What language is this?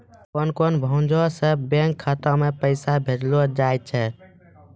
Maithili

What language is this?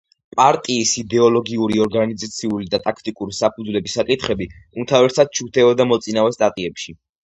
Georgian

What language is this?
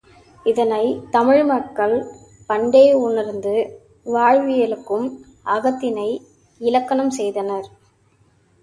Tamil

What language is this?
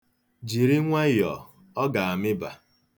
Igbo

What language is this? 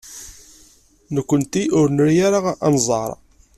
Kabyle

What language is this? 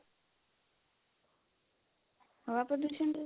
Punjabi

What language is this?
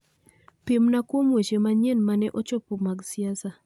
Luo (Kenya and Tanzania)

